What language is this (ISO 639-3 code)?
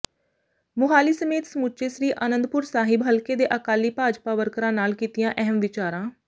pan